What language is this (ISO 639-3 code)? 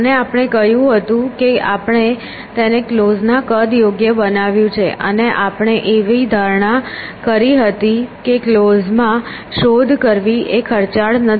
guj